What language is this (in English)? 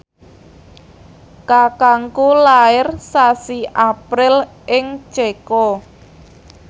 Javanese